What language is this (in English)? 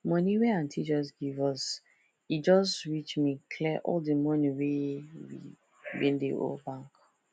Nigerian Pidgin